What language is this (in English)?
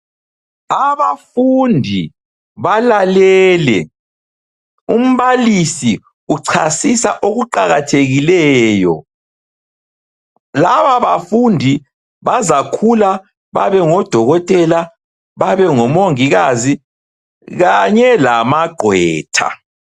North Ndebele